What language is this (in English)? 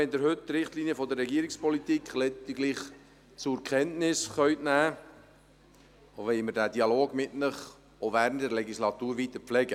Swiss German